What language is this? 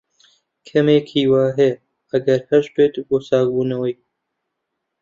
Central Kurdish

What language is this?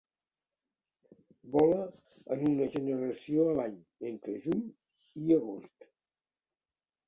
Catalan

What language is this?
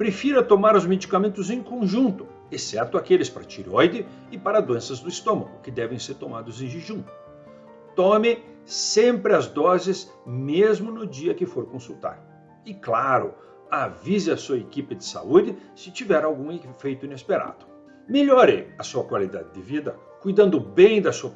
Portuguese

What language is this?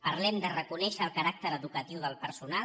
Catalan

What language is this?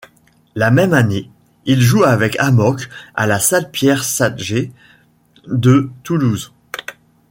French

